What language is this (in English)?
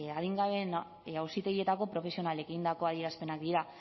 Basque